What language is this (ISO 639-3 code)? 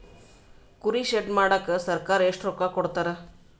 kan